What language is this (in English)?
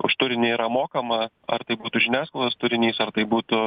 Lithuanian